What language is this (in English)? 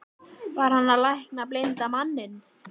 Icelandic